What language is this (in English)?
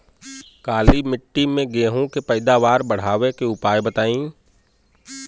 Bhojpuri